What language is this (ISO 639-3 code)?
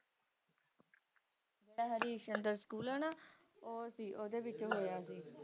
pan